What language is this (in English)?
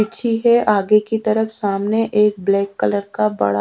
Hindi